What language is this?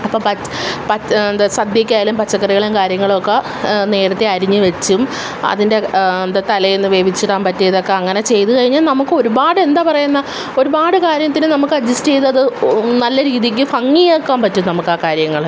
Malayalam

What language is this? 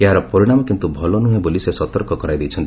Odia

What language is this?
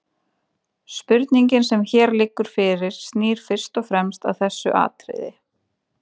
Icelandic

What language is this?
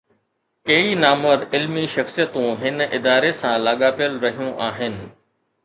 Sindhi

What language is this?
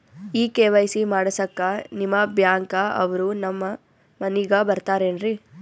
Kannada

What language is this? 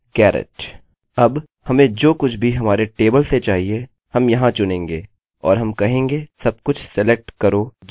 Hindi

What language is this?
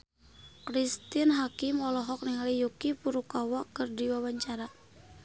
Sundanese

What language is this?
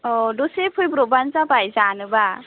Bodo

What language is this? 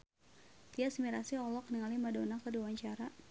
Sundanese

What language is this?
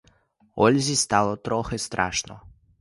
Ukrainian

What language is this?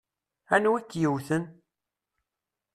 Kabyle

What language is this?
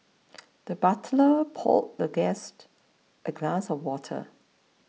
English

